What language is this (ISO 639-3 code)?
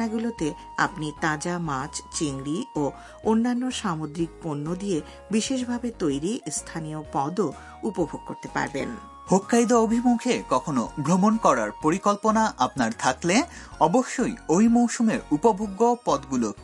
ben